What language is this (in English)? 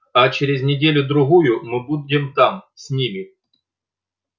Russian